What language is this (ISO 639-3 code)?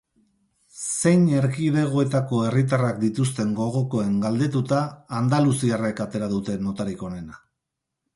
eus